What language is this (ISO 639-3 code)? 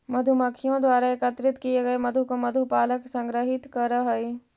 mag